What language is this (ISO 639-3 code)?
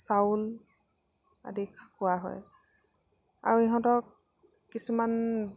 asm